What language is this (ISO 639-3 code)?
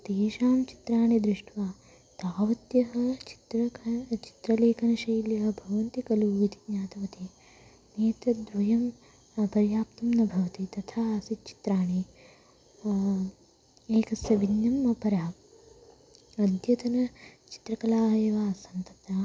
san